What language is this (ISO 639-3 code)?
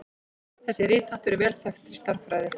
isl